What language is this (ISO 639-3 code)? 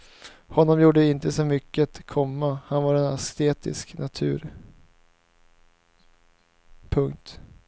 swe